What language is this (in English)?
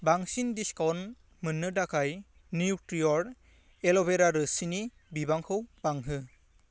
Bodo